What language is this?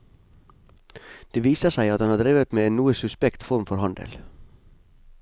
Norwegian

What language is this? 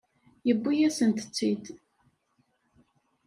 Kabyle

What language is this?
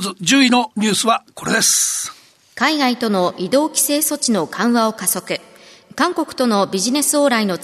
Japanese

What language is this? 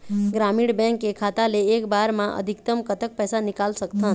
Chhattisgarhi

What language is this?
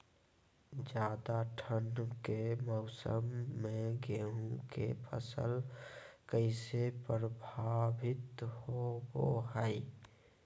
Magahi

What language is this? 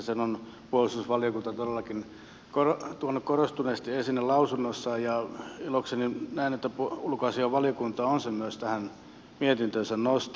Finnish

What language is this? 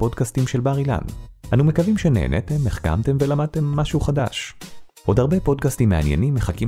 Hebrew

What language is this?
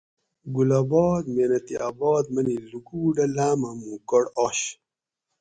Gawri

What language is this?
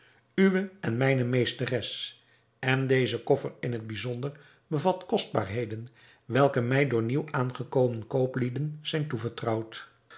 Dutch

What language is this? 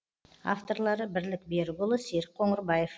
Kazakh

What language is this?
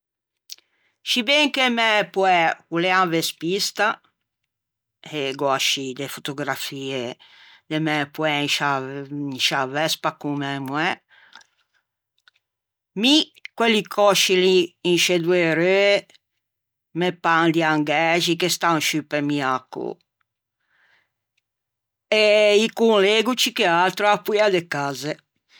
Ligurian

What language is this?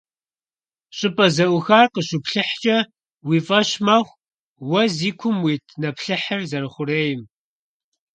Kabardian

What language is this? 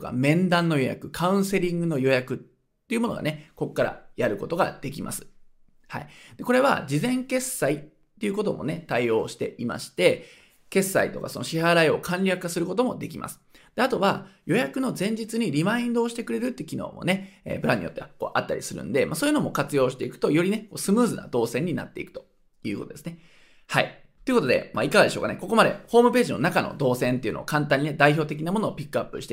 Japanese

